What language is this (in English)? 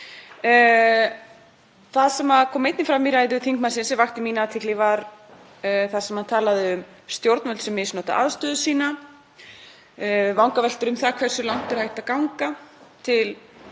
Icelandic